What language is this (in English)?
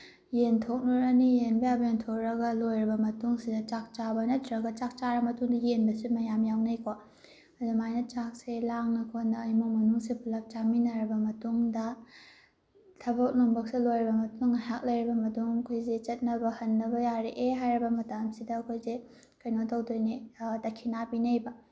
Manipuri